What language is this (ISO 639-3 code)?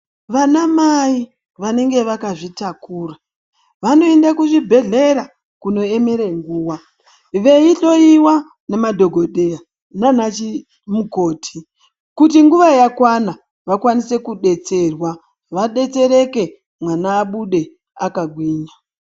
ndc